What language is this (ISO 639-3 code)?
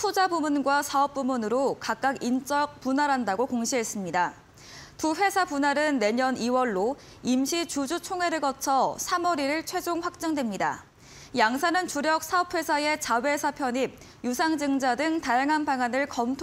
kor